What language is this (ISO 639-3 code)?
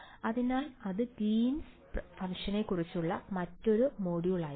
mal